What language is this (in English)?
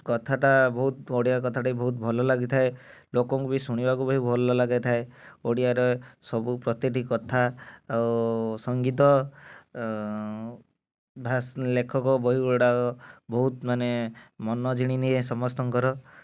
Odia